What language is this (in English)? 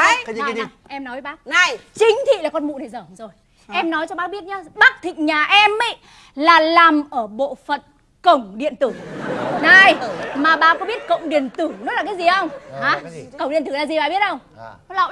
Vietnamese